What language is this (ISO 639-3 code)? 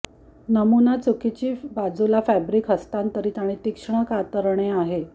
mar